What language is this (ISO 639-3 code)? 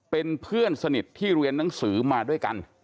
tha